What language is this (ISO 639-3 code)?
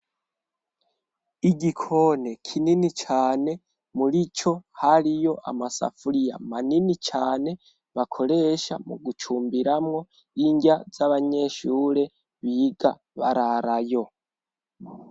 run